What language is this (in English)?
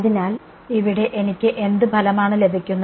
Malayalam